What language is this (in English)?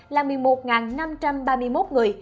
Vietnamese